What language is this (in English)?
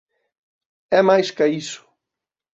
Galician